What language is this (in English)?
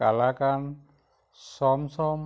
Assamese